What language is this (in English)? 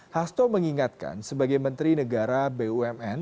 Indonesian